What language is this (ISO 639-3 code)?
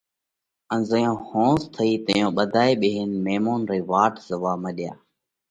kvx